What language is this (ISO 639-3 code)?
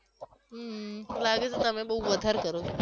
guj